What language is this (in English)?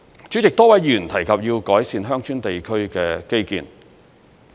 Cantonese